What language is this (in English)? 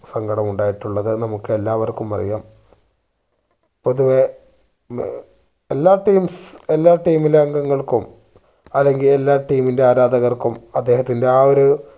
Malayalam